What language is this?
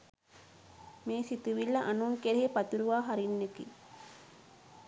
Sinhala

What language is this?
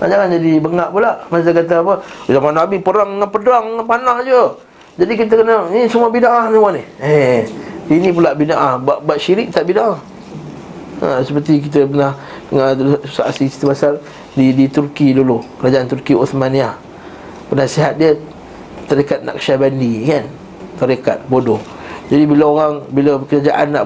Malay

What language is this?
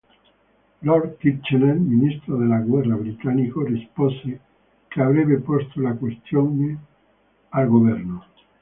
Italian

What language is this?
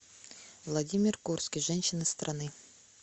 Russian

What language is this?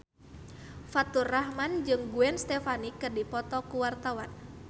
Sundanese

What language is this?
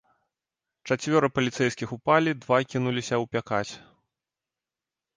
Belarusian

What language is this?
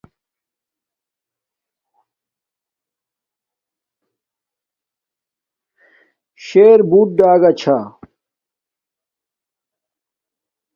Domaaki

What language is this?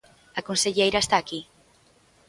Galician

